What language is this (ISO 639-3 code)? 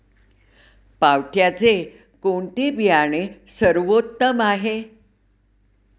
mar